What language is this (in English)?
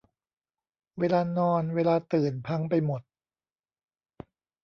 Thai